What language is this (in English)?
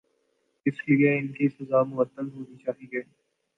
Urdu